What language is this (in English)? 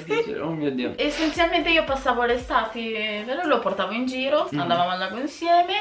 Italian